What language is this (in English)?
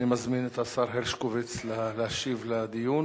Hebrew